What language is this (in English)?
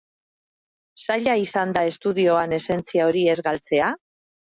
Basque